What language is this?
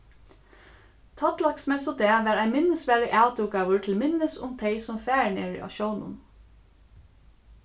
Faroese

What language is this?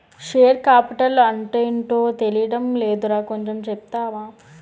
Telugu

